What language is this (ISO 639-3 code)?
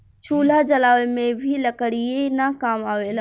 bho